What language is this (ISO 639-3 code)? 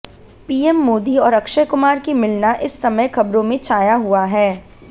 hin